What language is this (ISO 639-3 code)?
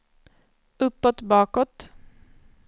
swe